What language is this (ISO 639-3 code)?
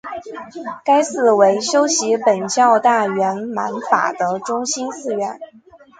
zho